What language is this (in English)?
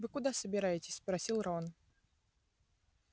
Russian